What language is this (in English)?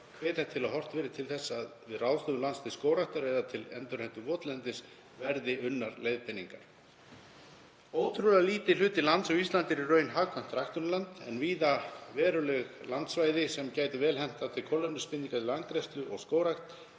Icelandic